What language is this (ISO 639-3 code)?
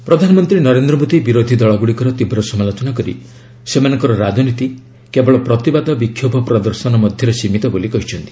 ori